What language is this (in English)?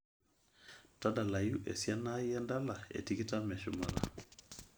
Masai